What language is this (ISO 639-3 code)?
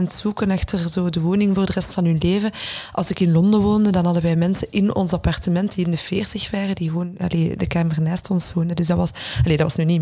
nld